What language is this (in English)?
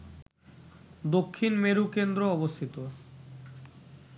Bangla